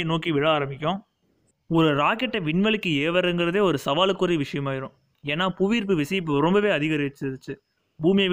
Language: Tamil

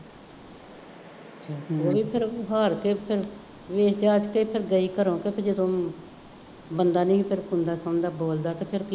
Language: Punjabi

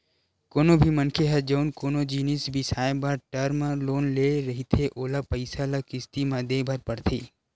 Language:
Chhattisgarhi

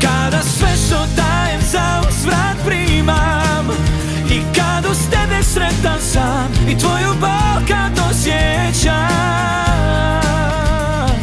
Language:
Croatian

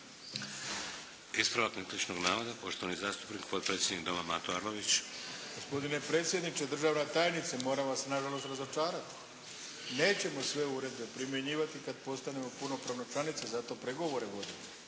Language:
Croatian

